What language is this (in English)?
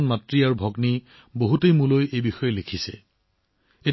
Assamese